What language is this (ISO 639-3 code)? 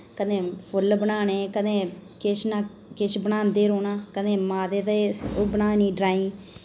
doi